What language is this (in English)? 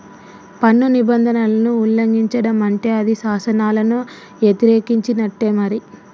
Telugu